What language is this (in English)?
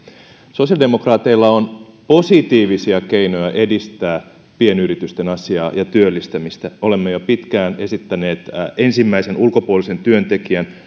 Finnish